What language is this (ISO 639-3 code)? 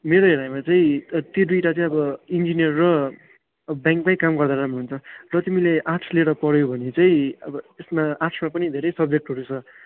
nep